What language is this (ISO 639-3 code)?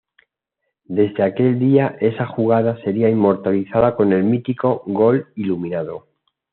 spa